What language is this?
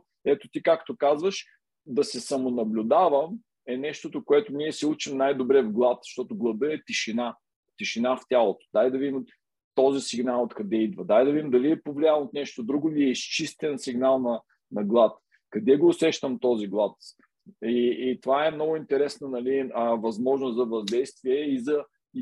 Bulgarian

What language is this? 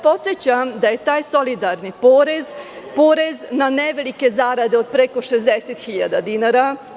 Serbian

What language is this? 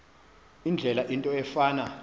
Xhosa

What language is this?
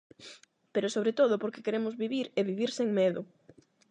Galician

